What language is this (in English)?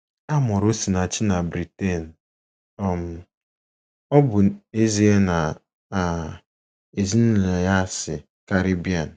Igbo